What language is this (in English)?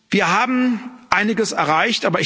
German